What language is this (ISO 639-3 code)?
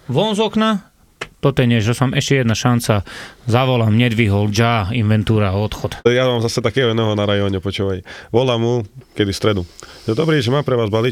slk